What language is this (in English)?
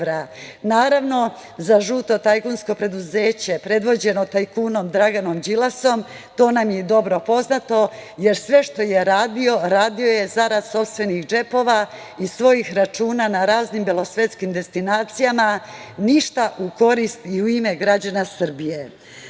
Serbian